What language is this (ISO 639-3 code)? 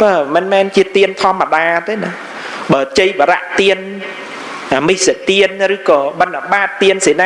vie